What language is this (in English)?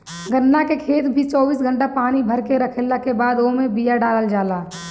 Bhojpuri